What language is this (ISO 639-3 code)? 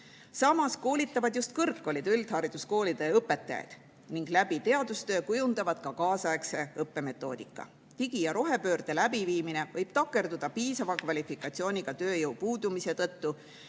est